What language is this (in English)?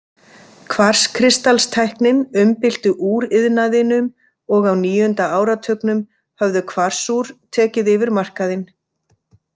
Icelandic